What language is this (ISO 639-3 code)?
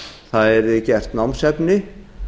isl